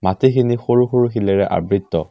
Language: Assamese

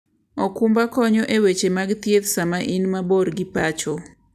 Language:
Luo (Kenya and Tanzania)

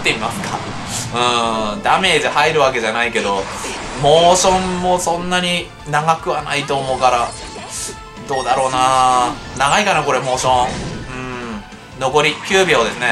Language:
Japanese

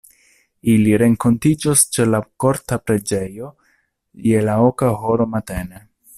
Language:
Esperanto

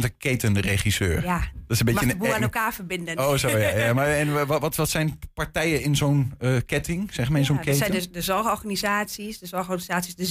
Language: Dutch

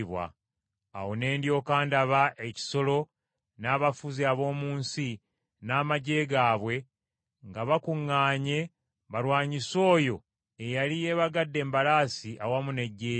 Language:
Ganda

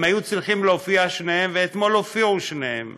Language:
Hebrew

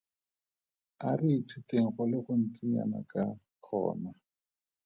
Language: Tswana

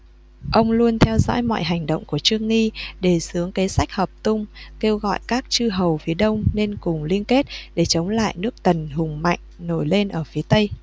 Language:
Vietnamese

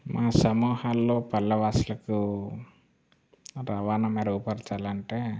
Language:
Telugu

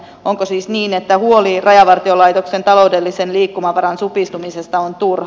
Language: Finnish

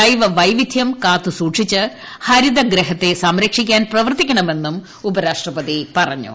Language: Malayalam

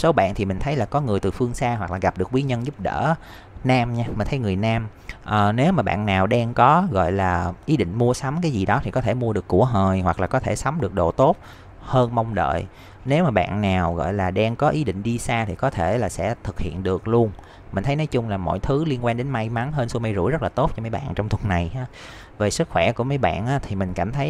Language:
Vietnamese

